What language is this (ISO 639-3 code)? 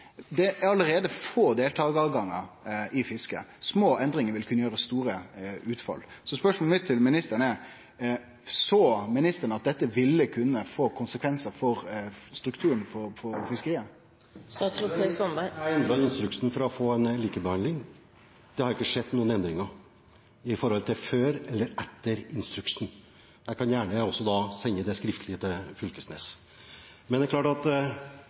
nor